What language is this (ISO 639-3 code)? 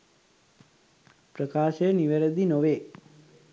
sin